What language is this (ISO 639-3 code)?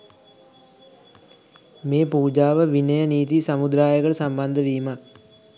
sin